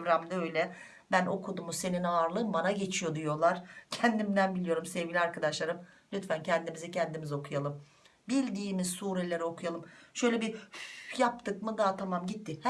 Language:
Turkish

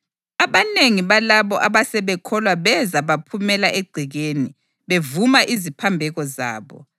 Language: North Ndebele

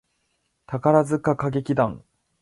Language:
Japanese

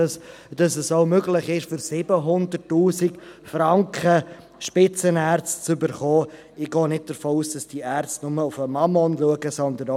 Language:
Swiss German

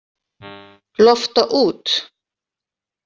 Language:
Icelandic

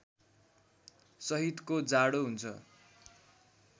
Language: Nepali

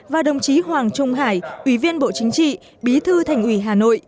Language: Vietnamese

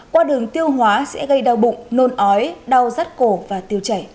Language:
Vietnamese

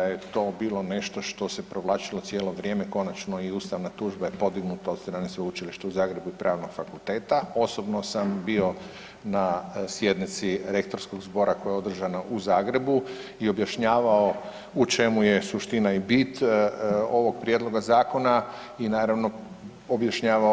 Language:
Croatian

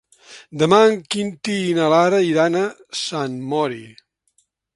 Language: Catalan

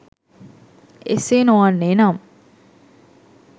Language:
Sinhala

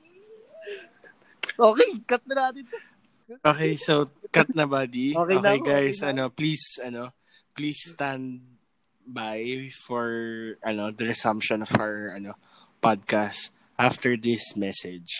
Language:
Filipino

